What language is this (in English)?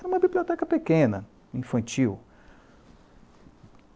Portuguese